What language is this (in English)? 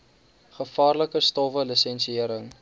Afrikaans